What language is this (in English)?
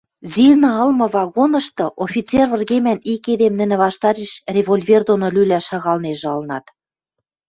Western Mari